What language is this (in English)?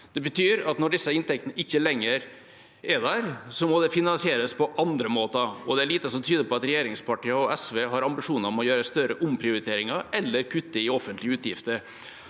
Norwegian